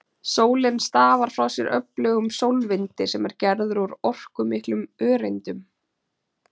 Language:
Icelandic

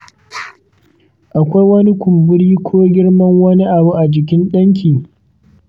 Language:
Hausa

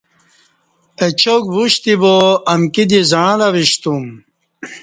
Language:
Kati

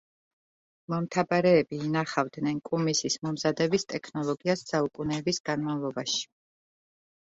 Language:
Georgian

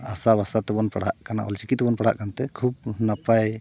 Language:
Santali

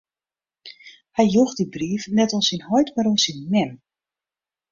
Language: Western Frisian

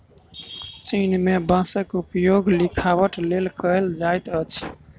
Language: Maithili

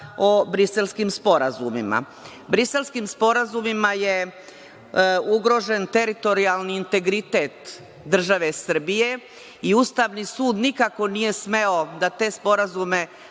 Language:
Serbian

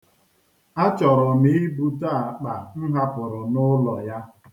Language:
Igbo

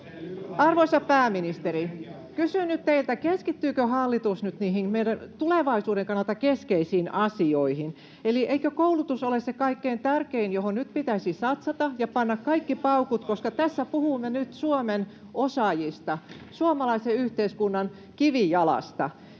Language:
Finnish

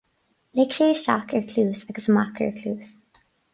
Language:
Irish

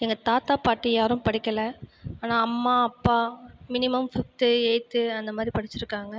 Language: Tamil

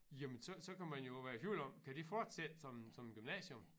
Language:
Danish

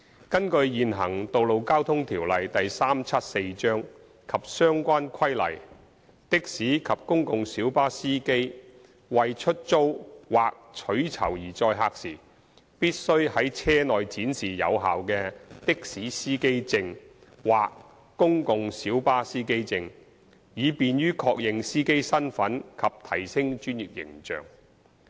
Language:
Cantonese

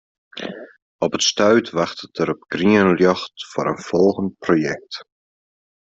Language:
Western Frisian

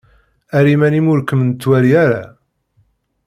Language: Kabyle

